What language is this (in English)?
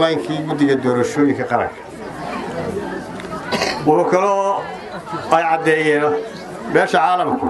Arabic